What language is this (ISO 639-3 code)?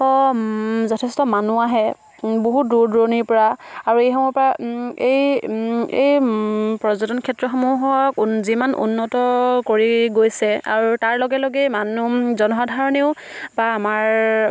asm